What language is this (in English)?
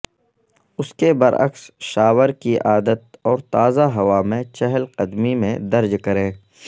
Urdu